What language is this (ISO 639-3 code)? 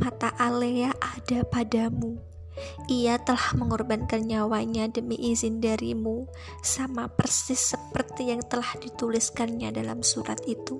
ind